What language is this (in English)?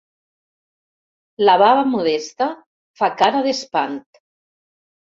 Catalan